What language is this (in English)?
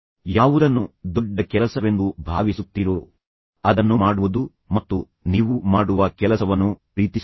Kannada